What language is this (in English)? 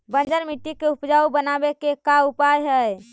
Magahi